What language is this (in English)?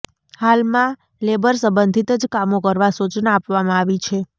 Gujarati